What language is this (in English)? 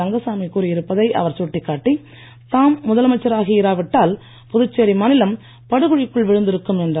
Tamil